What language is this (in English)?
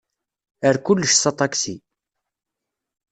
Kabyle